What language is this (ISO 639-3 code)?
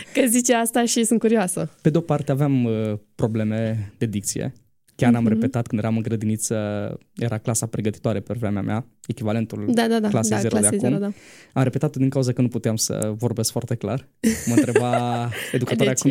ron